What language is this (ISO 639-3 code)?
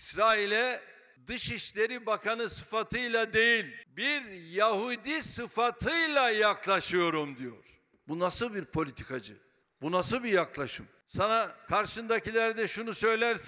tur